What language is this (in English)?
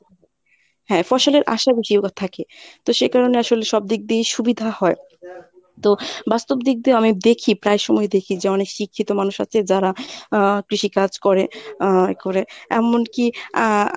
Bangla